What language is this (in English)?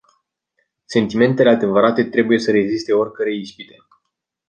Romanian